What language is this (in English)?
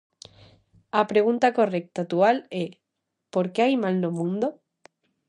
Galician